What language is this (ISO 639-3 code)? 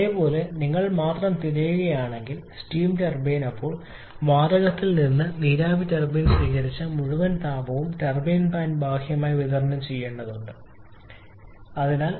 mal